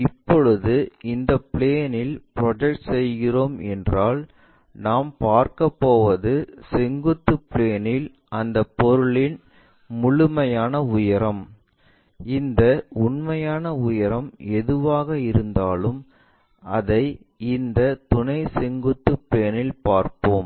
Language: Tamil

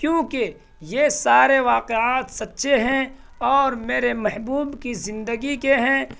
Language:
Urdu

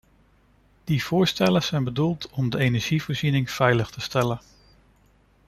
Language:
Dutch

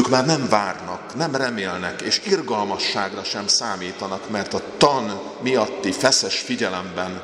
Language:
Hungarian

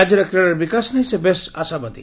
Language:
Odia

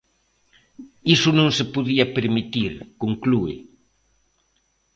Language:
Galician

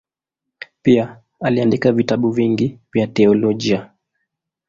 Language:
Swahili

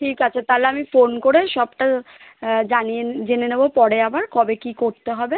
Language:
Bangla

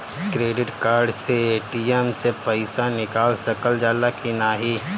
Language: Bhojpuri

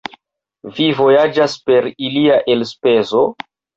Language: Esperanto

